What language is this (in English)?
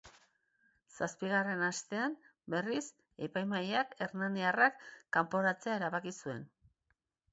Basque